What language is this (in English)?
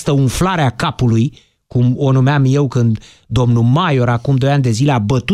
Romanian